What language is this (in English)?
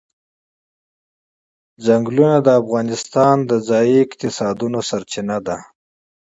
Pashto